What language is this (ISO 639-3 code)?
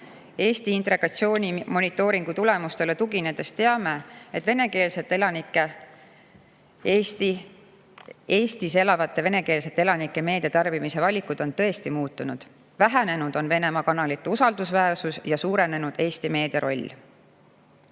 est